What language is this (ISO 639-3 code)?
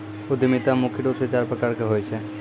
mai